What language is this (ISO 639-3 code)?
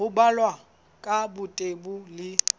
sot